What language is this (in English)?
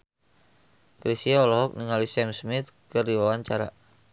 Sundanese